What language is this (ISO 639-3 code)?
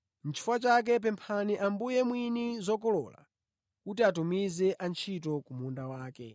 nya